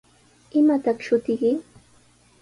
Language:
Sihuas Ancash Quechua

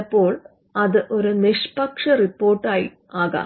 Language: Malayalam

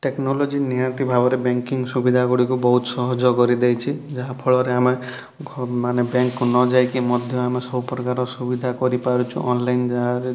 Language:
Odia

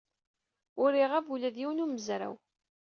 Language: Kabyle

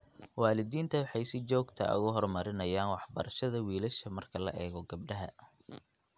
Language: Somali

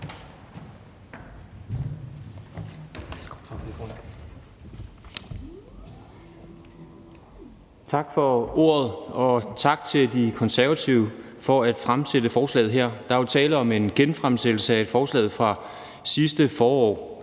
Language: Danish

